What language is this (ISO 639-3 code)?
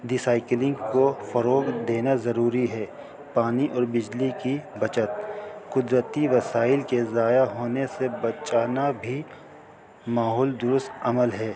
urd